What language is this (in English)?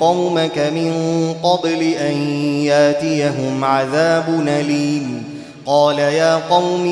Arabic